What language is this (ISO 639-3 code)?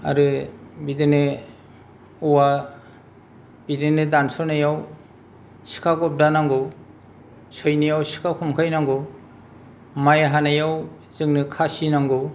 brx